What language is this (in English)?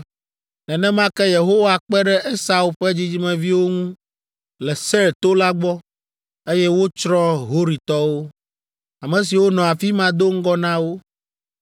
Ewe